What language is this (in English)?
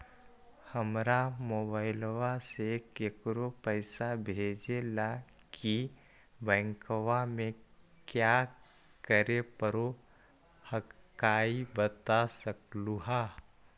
Magahi